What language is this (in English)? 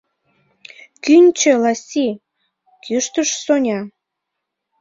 Mari